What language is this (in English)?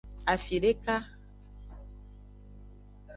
Aja (Benin)